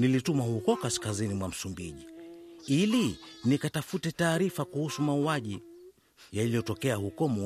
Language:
Swahili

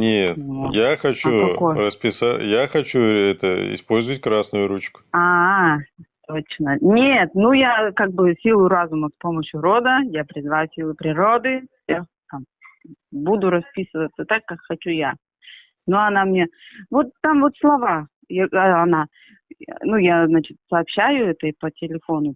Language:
Russian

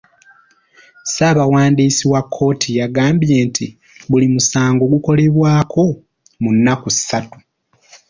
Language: Ganda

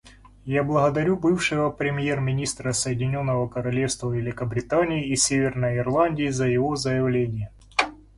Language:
Russian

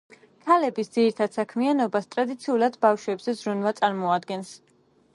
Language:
Georgian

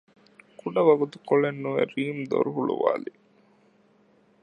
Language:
Divehi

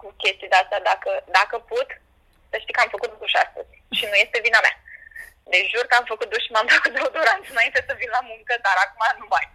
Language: Romanian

